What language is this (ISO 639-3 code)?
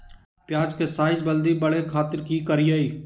mag